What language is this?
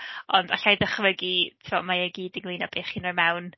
Welsh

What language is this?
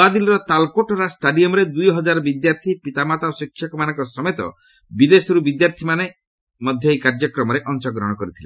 Odia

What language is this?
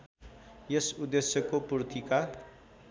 Nepali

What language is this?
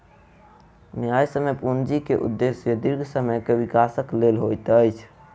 Maithili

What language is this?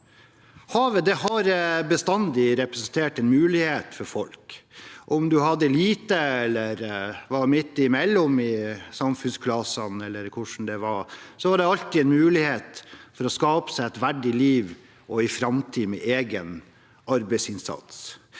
Norwegian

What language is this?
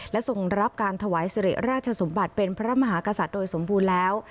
Thai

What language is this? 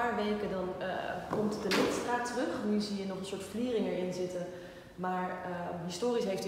Dutch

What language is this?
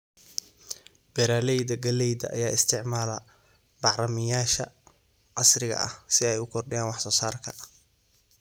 Somali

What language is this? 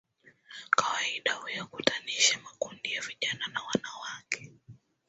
Swahili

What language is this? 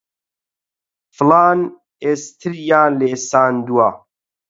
Central Kurdish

